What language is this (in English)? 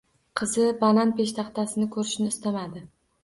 Uzbek